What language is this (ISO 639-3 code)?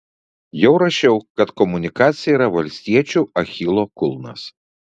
lit